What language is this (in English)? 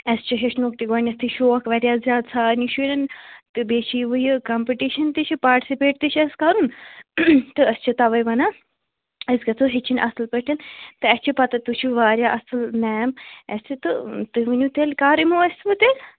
Kashmiri